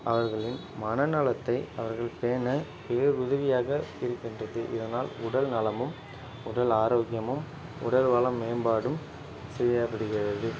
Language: Tamil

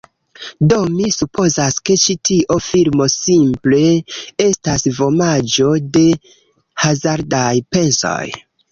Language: Esperanto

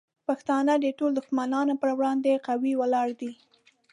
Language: Pashto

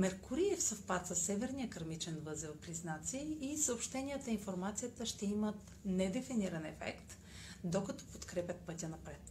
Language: Bulgarian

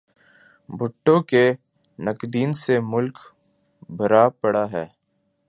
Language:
Urdu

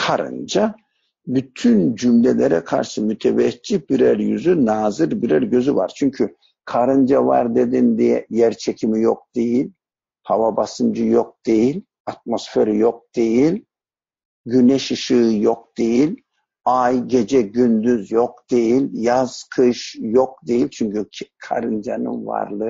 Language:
Turkish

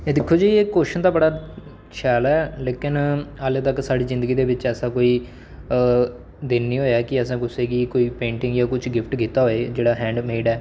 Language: Dogri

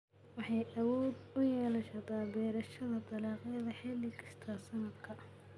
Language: Somali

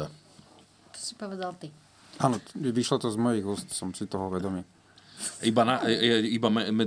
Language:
Slovak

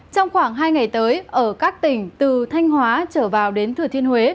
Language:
Vietnamese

